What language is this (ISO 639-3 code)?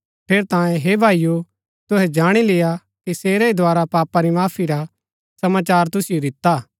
gbk